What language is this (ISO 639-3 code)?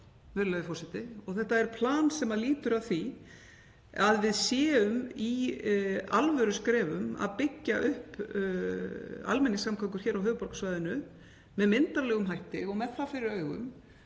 isl